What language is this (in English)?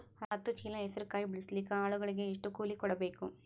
Kannada